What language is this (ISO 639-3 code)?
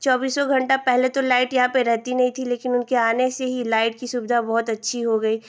hin